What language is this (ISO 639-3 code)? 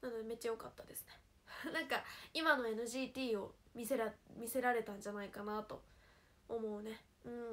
jpn